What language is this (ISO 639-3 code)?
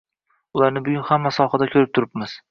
uzb